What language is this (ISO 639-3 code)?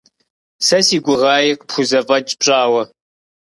kbd